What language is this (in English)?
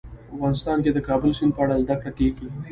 Pashto